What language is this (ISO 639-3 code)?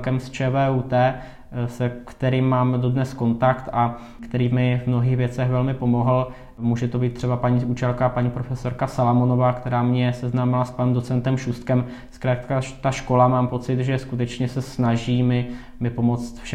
ces